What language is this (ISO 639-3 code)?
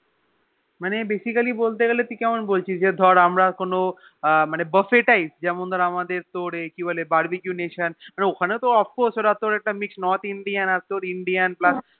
ben